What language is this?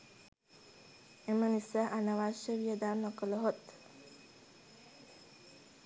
Sinhala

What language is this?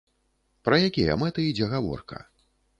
Belarusian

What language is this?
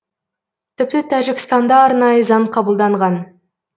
Kazakh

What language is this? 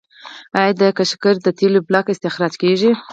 Pashto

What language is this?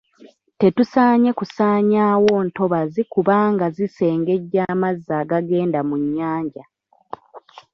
Ganda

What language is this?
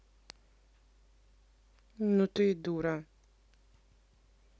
Russian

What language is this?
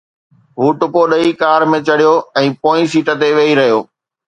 Sindhi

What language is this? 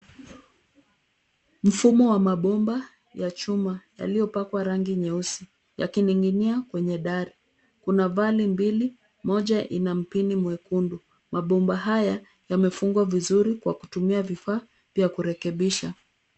Swahili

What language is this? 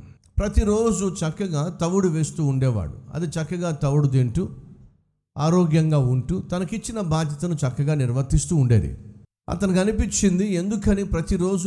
Telugu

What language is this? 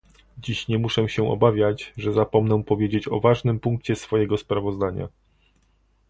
Polish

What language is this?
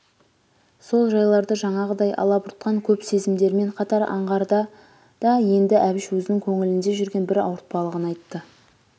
Kazakh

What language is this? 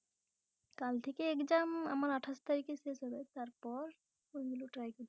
Bangla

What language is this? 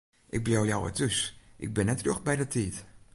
Western Frisian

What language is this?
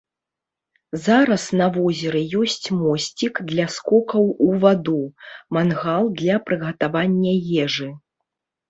Belarusian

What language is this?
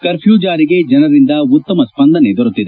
Kannada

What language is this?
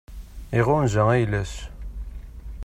Kabyle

